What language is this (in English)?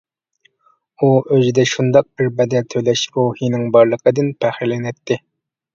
Uyghur